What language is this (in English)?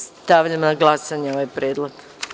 Serbian